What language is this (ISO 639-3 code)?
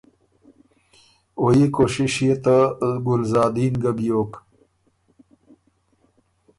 oru